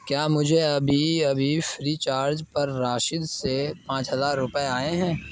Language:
Urdu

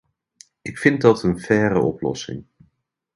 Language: Dutch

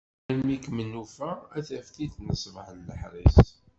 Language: Kabyle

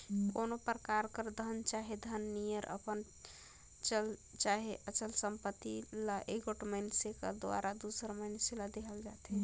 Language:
Chhattisgarhi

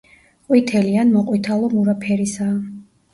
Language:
Georgian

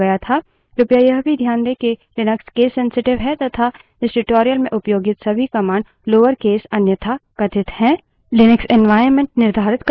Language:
Hindi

